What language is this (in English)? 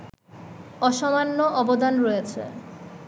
Bangla